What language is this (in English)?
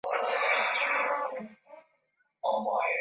Swahili